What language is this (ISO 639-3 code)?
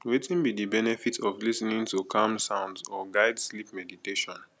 pcm